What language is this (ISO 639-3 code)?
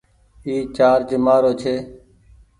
gig